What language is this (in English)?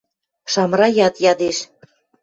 Western Mari